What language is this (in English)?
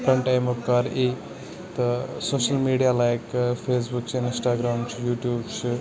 Kashmiri